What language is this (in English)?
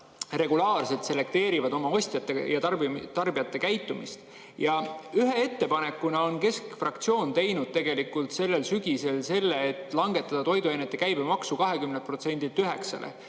Estonian